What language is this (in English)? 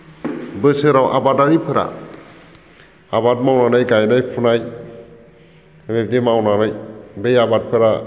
Bodo